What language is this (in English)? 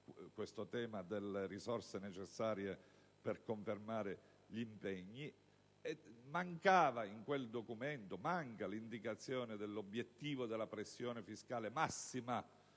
Italian